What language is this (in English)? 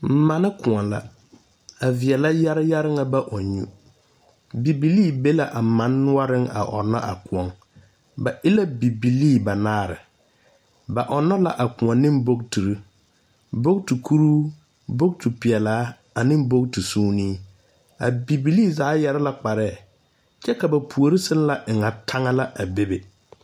Southern Dagaare